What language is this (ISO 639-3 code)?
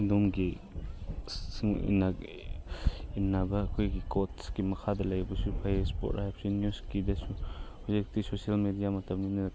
mni